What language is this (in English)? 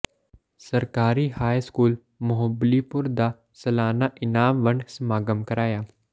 Punjabi